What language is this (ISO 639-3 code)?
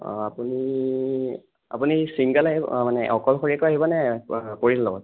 asm